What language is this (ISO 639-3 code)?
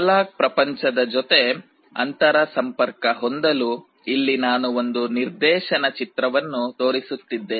kan